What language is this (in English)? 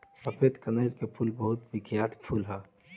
Bhojpuri